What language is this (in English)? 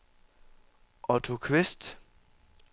Danish